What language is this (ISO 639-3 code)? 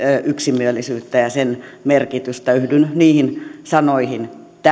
fin